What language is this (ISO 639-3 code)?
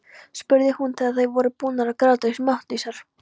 isl